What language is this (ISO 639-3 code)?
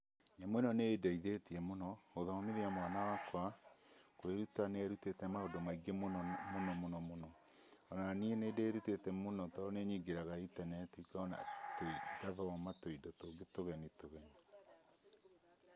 kik